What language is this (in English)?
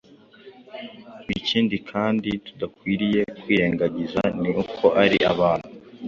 Kinyarwanda